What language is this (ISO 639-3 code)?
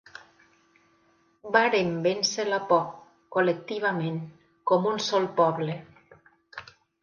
cat